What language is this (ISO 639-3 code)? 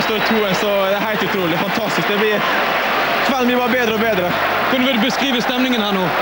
nor